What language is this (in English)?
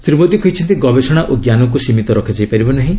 Odia